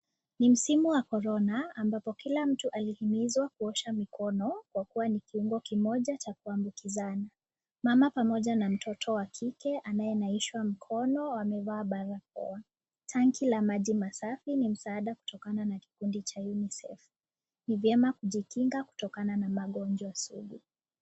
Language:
Swahili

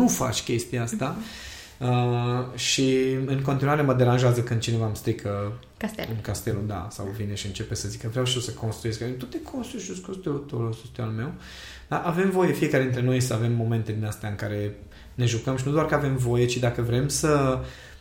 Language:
Romanian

